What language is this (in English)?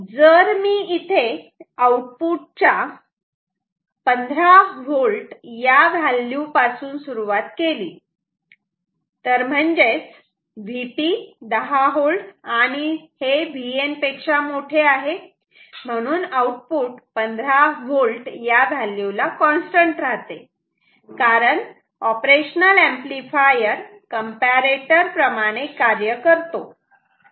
Marathi